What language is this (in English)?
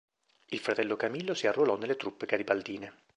Italian